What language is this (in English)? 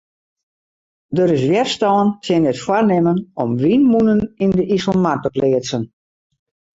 Western Frisian